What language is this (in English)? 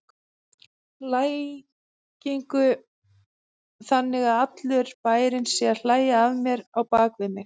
Icelandic